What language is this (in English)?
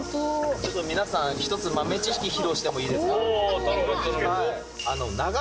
Japanese